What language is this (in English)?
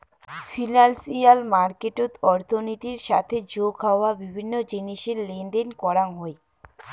Bangla